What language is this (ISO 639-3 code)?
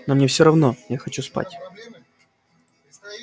rus